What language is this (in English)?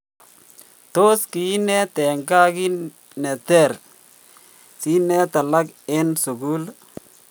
Kalenjin